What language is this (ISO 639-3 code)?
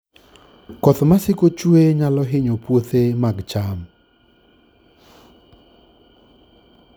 luo